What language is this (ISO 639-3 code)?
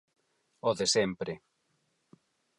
glg